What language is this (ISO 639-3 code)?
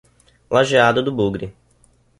por